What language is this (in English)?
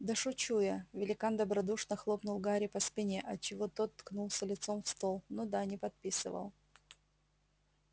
Russian